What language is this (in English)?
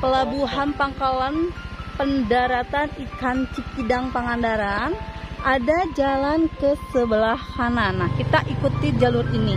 Indonesian